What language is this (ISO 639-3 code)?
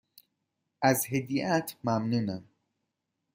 fas